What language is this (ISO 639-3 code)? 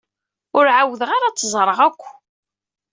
kab